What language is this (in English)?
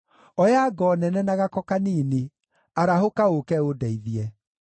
Kikuyu